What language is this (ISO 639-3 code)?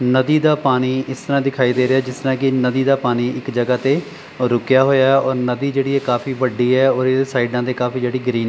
pan